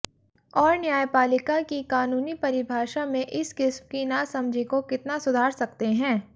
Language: Hindi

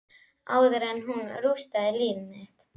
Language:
Icelandic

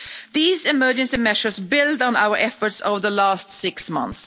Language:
English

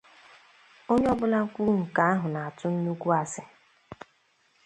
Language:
Igbo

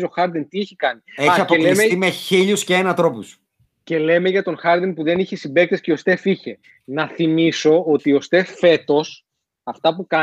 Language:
Greek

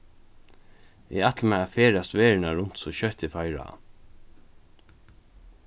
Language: Faroese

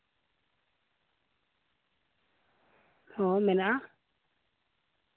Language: Santali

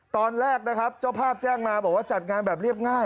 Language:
Thai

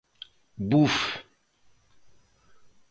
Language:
Galician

